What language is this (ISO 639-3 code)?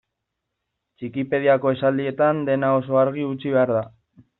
eus